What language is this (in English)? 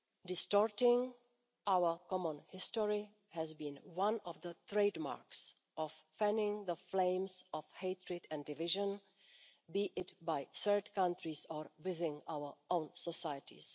English